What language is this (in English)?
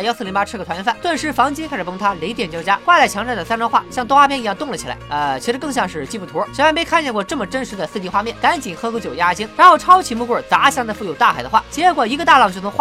Chinese